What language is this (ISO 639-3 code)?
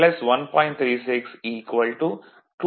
tam